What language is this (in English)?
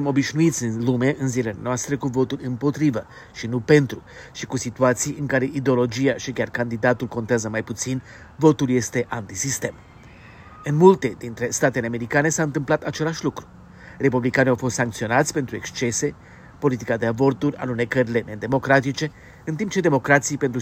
Romanian